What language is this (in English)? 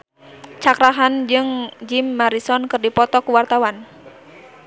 Sundanese